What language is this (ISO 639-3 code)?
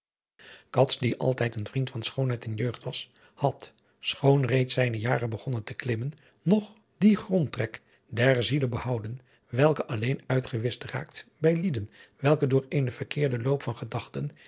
nld